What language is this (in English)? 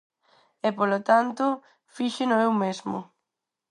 Galician